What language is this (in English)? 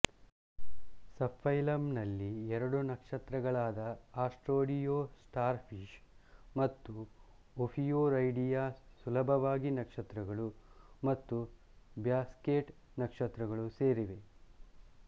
Kannada